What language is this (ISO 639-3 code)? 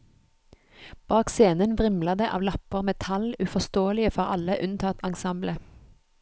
nor